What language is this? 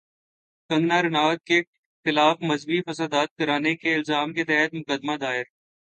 Urdu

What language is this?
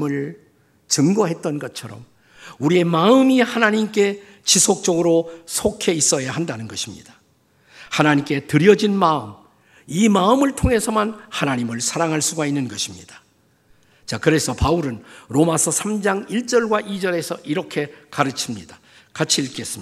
Korean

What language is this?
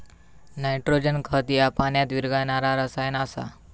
Marathi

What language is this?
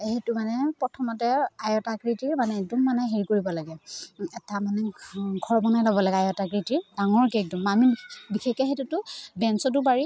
Assamese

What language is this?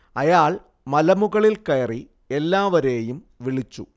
Malayalam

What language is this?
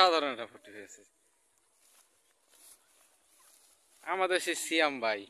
Bangla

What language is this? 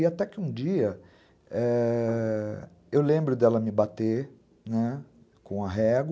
Portuguese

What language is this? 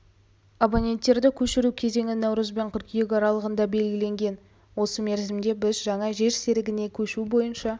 Kazakh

